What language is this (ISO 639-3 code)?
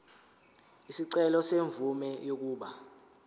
zul